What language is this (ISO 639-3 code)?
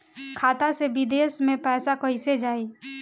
bho